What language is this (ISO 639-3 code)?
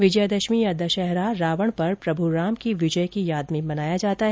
hin